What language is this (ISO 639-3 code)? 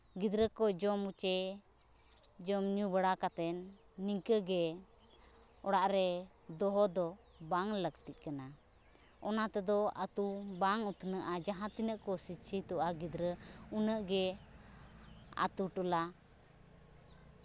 sat